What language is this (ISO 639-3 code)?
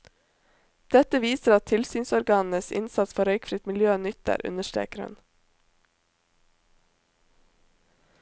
nor